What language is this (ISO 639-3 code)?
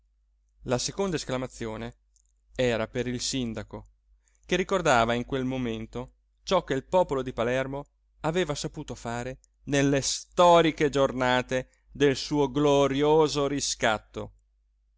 ita